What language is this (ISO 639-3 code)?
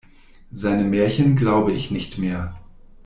deu